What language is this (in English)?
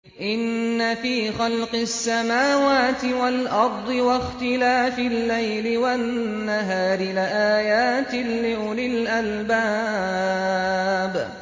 Arabic